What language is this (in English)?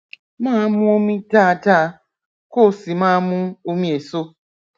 Yoruba